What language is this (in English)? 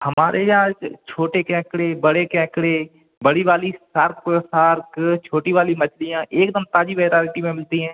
Hindi